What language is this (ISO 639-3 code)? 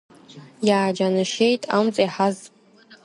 abk